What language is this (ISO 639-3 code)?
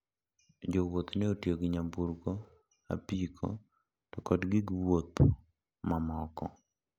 luo